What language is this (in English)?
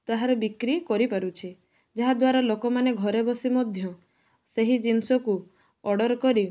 Odia